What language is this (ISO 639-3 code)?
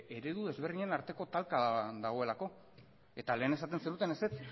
eus